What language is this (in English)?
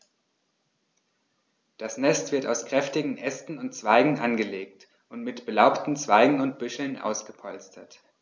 German